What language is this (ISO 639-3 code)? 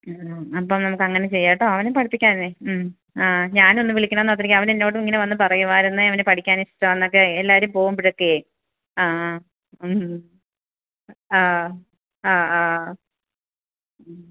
mal